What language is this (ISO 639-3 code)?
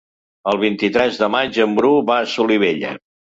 cat